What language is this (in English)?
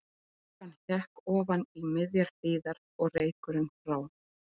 Icelandic